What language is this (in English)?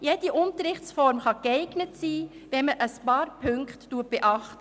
Swiss German